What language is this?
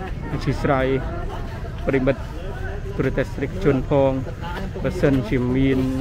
Thai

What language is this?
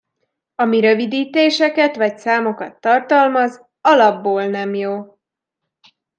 Hungarian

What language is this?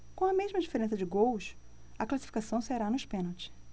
Portuguese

